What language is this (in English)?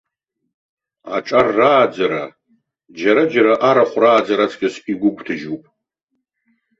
Abkhazian